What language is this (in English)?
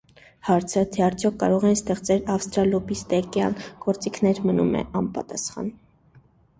Armenian